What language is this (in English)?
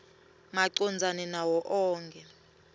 Swati